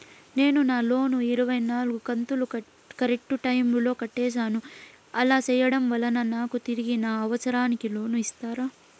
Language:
Telugu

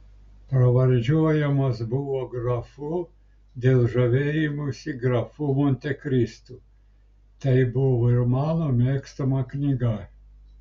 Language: Lithuanian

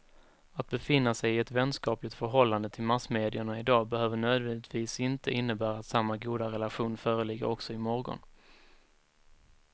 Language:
Swedish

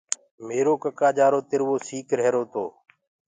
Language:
Gurgula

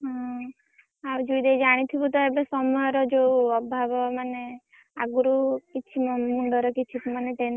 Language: Odia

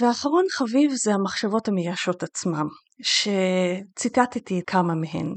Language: Hebrew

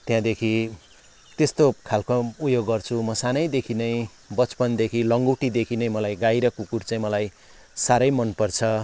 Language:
Nepali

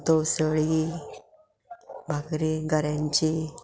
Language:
Konkani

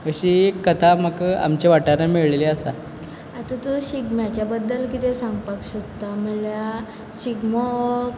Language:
Konkani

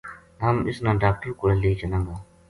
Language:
Gujari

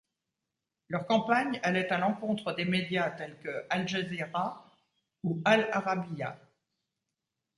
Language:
French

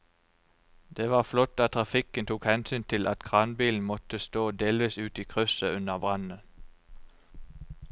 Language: Norwegian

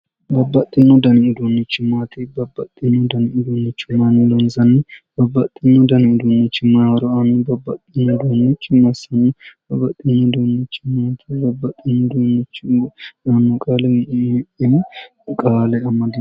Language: Sidamo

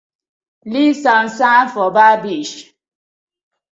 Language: Nigerian Pidgin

